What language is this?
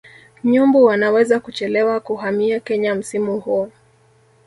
Swahili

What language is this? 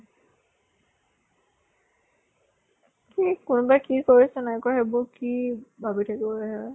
Assamese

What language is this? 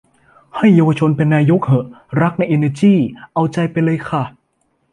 Thai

